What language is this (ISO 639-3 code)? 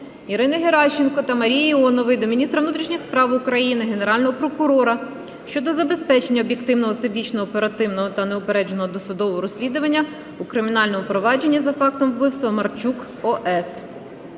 ukr